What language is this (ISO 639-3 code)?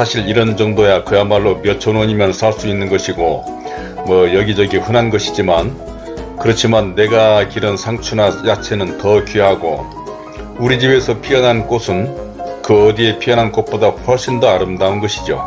kor